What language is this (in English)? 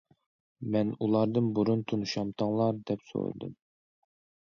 Uyghur